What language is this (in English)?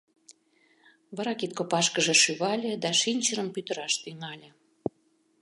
Mari